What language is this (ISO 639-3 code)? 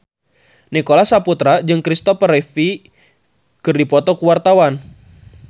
sun